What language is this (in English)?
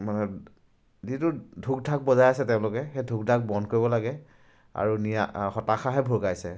Assamese